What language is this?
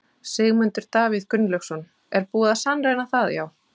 Icelandic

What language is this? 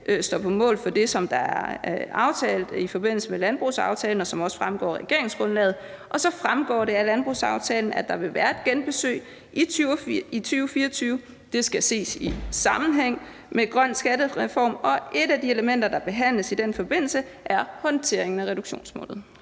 Danish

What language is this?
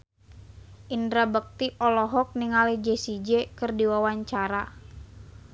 Sundanese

